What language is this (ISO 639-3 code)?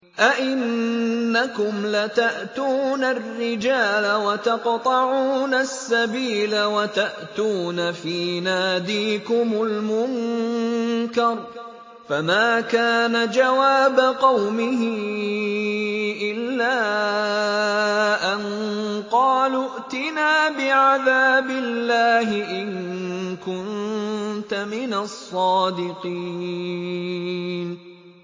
ara